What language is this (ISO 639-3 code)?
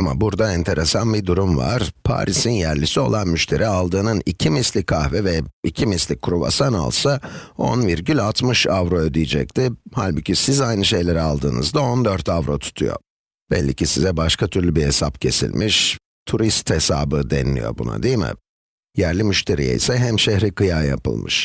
tur